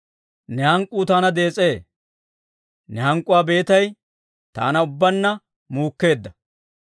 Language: Dawro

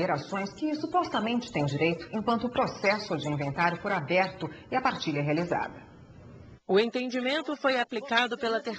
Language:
Portuguese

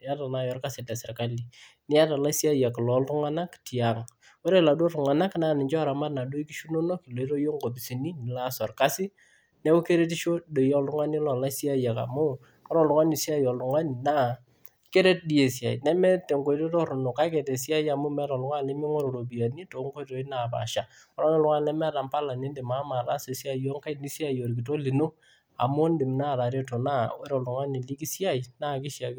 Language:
Masai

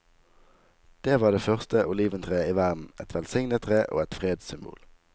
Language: Norwegian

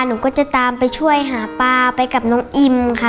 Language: Thai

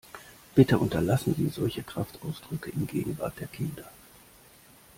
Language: German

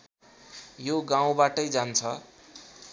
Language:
Nepali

